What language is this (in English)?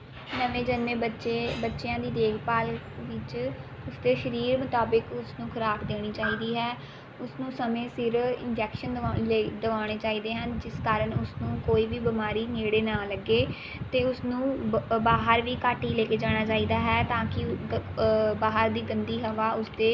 Punjabi